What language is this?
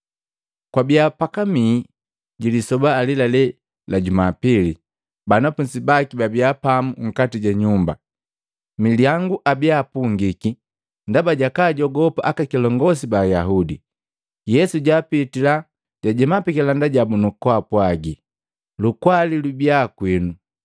Matengo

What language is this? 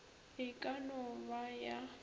Northern Sotho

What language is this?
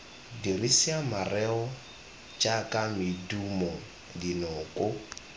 Tswana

